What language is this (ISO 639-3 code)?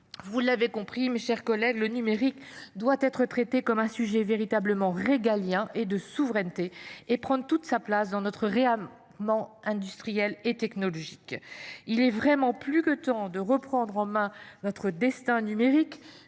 fra